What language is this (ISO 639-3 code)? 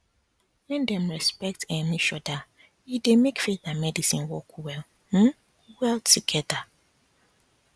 pcm